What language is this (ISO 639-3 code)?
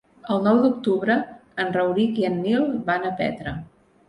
cat